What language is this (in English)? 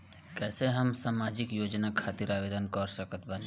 Bhojpuri